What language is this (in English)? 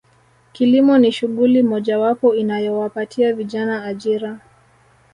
Swahili